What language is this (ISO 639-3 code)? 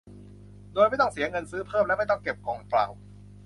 tha